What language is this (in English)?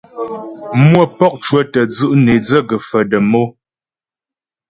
Ghomala